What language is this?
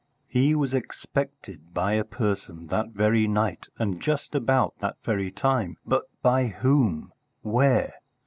English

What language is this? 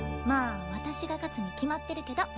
Japanese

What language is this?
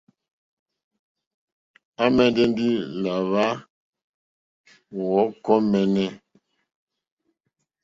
Mokpwe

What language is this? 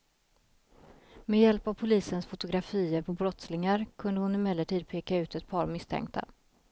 Swedish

